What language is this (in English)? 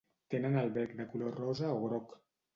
Catalan